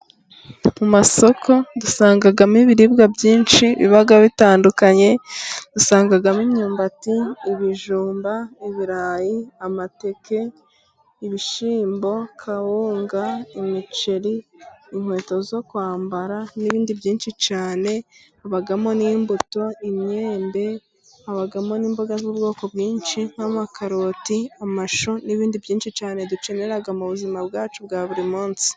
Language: Kinyarwanda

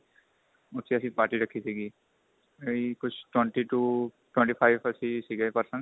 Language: Punjabi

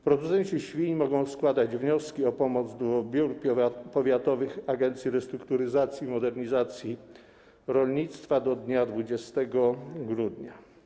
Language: Polish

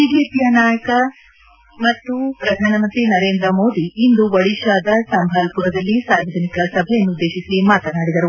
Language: Kannada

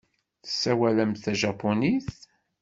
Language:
Kabyle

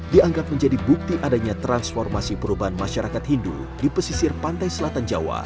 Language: Indonesian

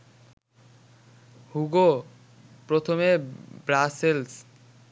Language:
Bangla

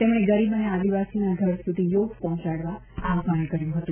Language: Gujarati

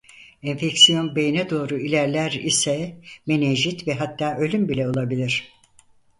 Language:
Turkish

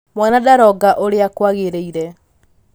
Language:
Kikuyu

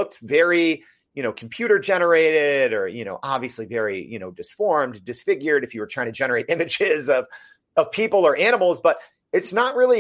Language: English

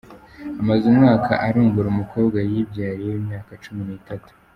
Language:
Kinyarwanda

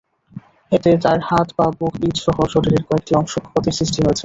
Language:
Bangla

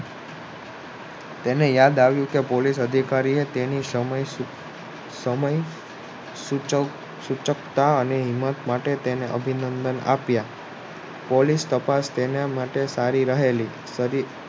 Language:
Gujarati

